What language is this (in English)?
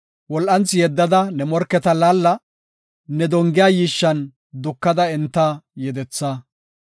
Gofa